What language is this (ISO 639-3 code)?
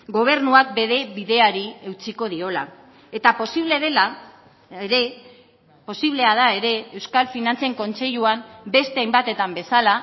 eus